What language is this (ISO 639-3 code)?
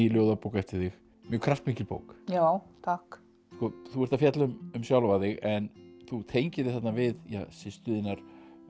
isl